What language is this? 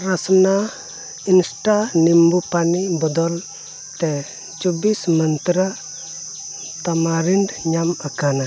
Santali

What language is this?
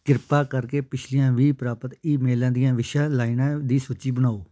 Punjabi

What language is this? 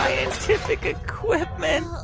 English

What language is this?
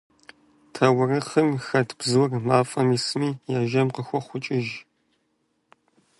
Kabardian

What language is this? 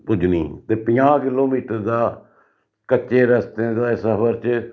Dogri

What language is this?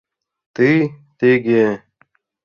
Mari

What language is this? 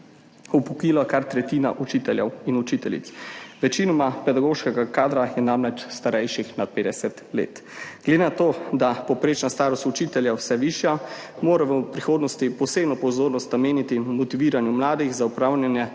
Slovenian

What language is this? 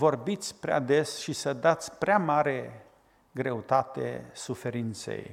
Romanian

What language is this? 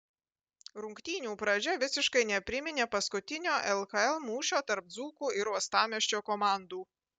Lithuanian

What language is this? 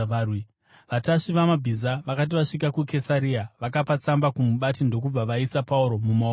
Shona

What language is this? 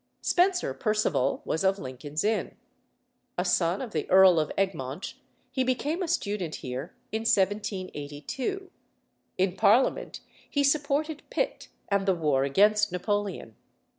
English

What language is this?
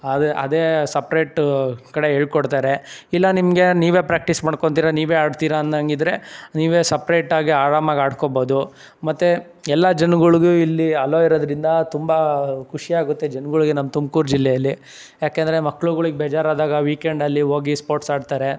Kannada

